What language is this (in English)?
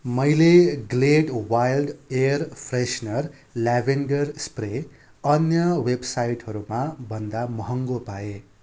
Nepali